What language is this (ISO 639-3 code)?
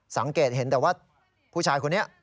tha